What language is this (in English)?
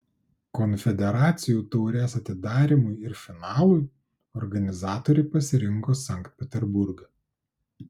Lithuanian